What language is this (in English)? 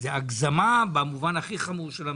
Hebrew